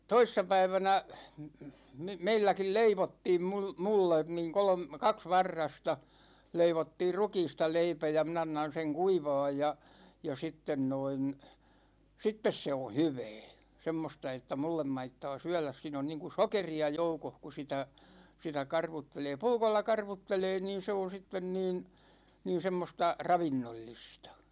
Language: Finnish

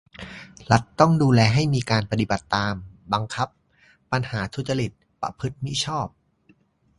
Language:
Thai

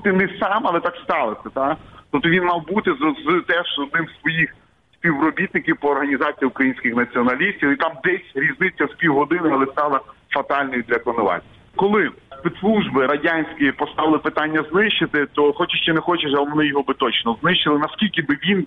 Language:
Ukrainian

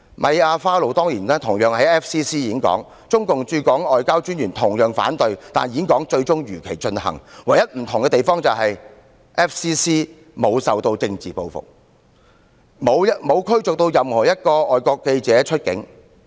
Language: Cantonese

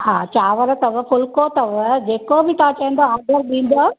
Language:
Sindhi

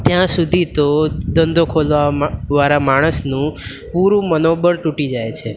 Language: Gujarati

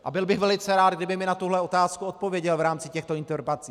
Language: Czech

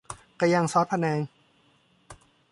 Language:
Thai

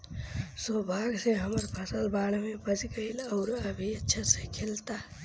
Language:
Bhojpuri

